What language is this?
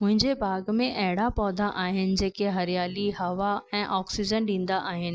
Sindhi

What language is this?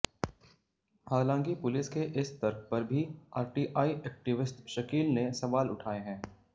Hindi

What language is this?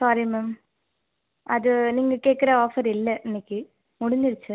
Tamil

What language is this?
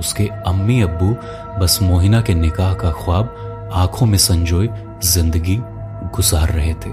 Hindi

